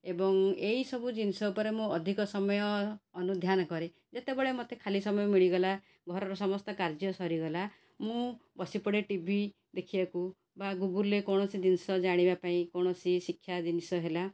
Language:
Odia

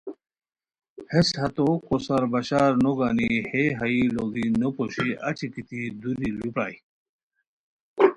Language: Khowar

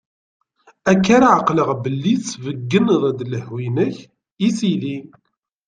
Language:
Kabyle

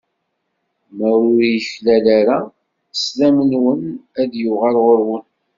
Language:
Kabyle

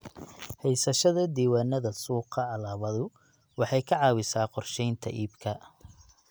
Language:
Somali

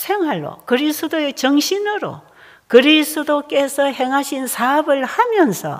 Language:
Korean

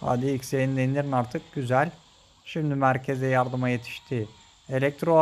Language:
Turkish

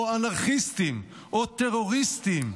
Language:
Hebrew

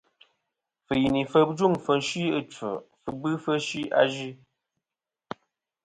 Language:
Kom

